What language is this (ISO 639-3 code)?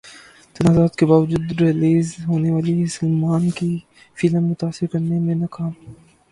urd